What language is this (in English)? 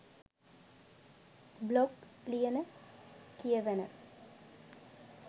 Sinhala